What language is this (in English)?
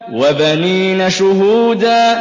Arabic